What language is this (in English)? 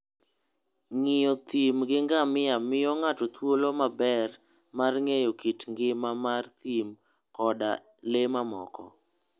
Luo (Kenya and Tanzania)